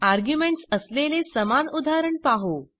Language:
Marathi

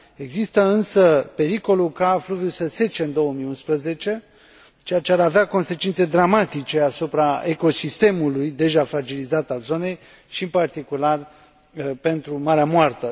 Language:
Romanian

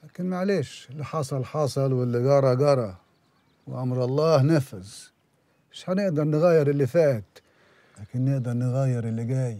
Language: Arabic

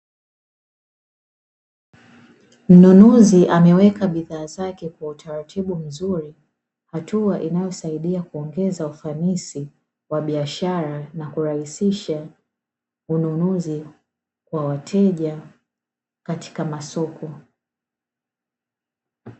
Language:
Swahili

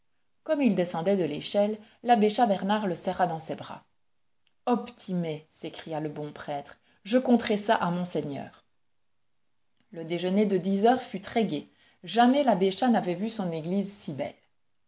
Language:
French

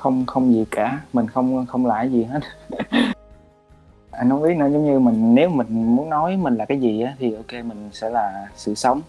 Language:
Vietnamese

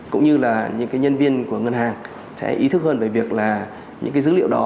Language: Vietnamese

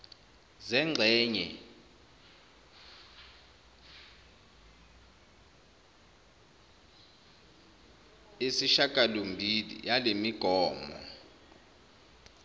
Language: Zulu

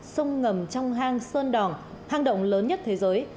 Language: Vietnamese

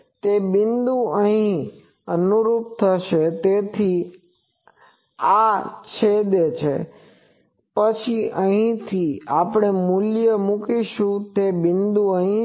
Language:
Gujarati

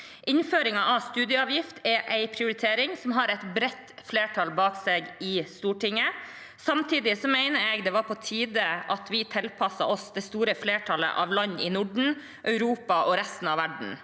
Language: Norwegian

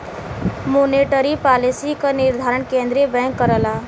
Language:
Bhojpuri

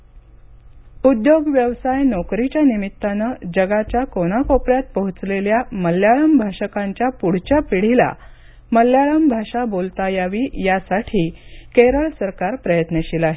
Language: Marathi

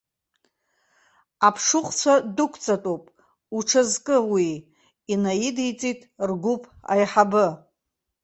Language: Abkhazian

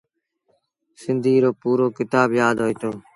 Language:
Sindhi Bhil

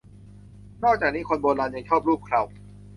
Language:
Thai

